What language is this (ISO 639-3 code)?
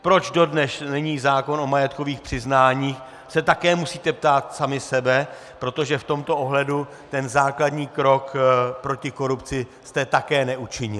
ces